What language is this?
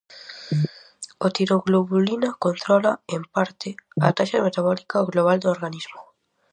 Galician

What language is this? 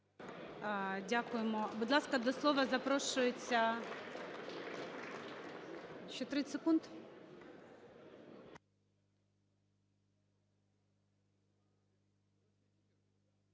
Ukrainian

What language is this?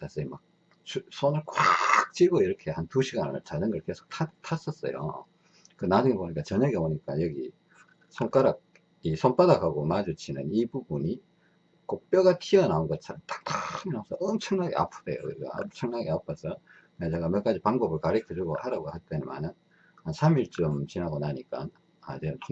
Korean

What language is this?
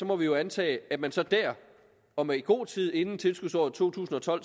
Danish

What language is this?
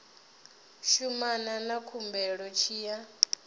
Venda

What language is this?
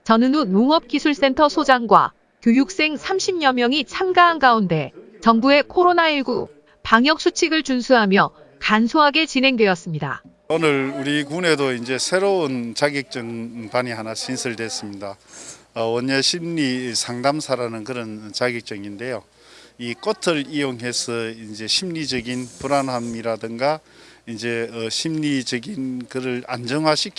Korean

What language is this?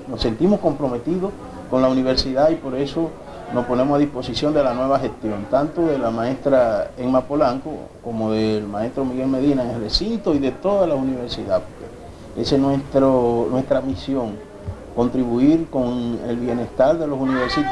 Spanish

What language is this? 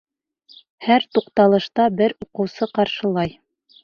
Bashkir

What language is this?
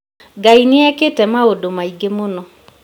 Kikuyu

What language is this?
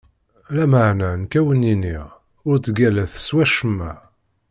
Kabyle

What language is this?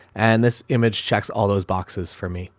English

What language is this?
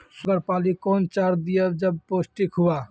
Maithili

